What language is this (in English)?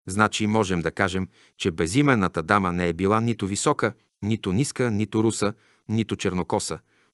Bulgarian